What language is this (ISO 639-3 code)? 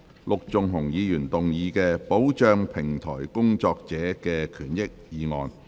yue